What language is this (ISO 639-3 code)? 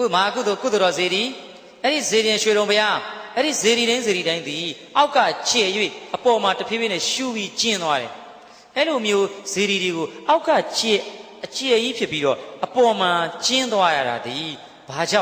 ind